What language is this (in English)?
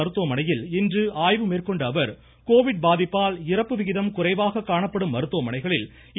Tamil